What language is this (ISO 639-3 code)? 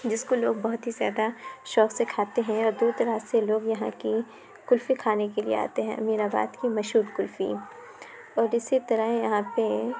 urd